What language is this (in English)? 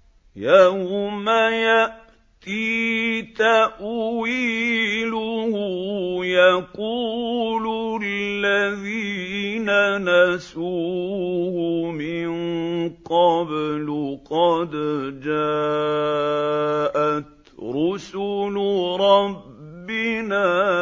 Arabic